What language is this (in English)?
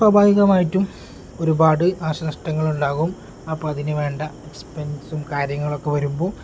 Malayalam